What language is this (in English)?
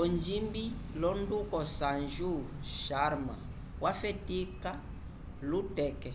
Umbundu